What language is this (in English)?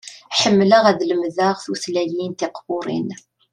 Kabyle